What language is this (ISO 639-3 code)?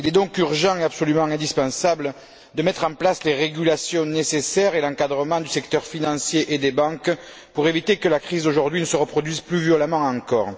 fra